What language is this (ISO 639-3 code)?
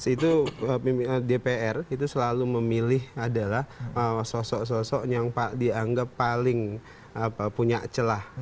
ind